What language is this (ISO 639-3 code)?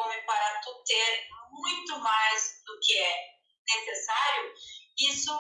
por